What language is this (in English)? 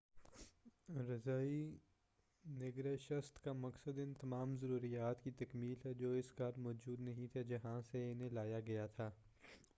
Urdu